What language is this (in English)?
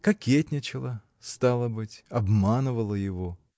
Russian